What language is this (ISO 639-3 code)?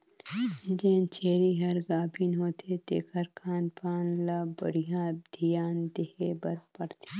hne